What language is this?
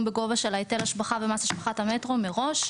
Hebrew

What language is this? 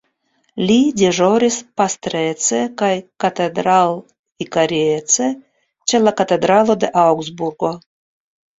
Esperanto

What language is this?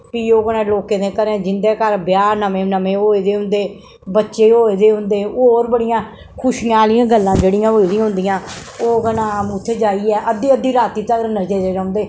Dogri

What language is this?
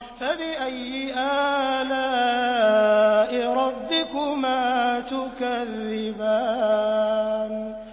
Arabic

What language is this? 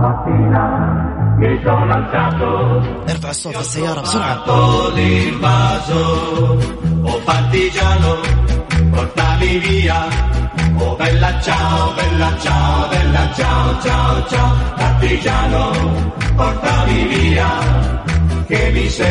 Arabic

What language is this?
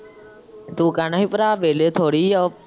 Punjabi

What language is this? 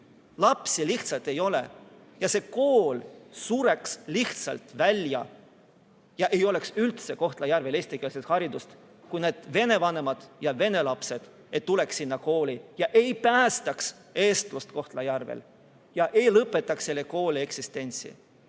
Estonian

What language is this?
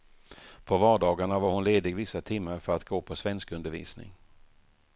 Swedish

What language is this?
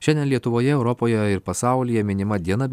Lithuanian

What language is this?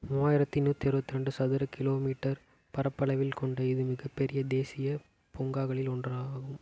Tamil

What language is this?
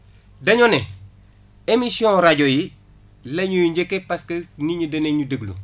Wolof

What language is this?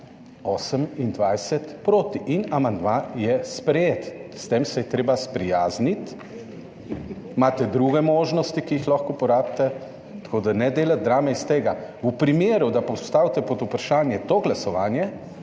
Slovenian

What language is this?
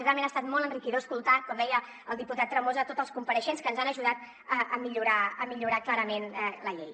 Catalan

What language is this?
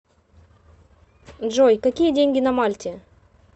Russian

